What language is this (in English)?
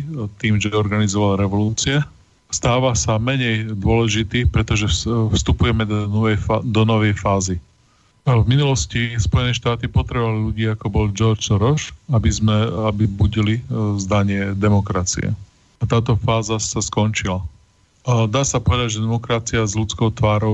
Slovak